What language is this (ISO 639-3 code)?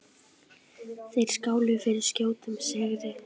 isl